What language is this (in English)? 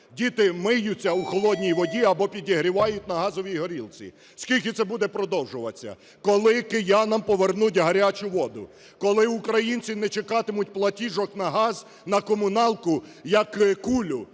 Ukrainian